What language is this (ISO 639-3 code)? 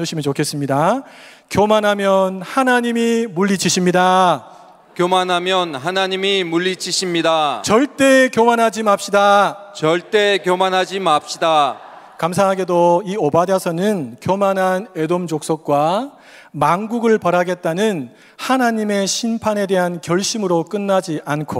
kor